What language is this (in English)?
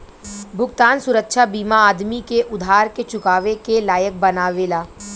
Bhojpuri